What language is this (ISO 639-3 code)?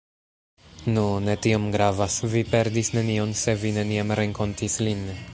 epo